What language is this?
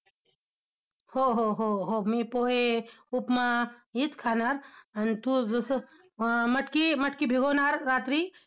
Marathi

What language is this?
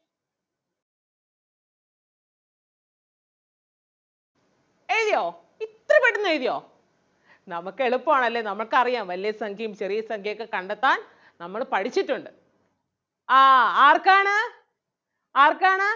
Malayalam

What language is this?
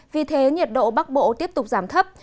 Vietnamese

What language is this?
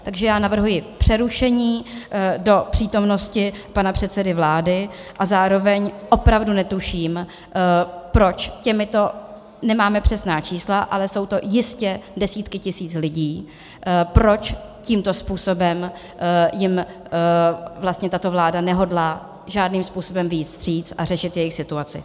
Czech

